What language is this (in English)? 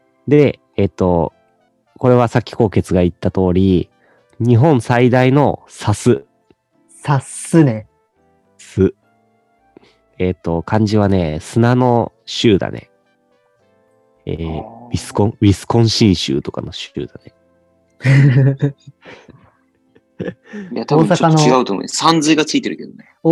Japanese